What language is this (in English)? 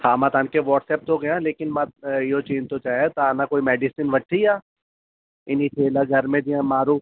Sindhi